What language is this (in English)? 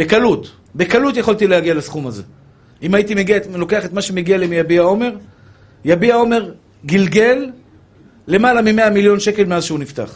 Hebrew